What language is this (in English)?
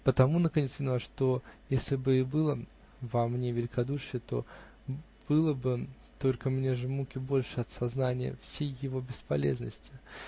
Russian